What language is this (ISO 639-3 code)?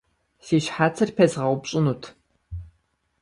kbd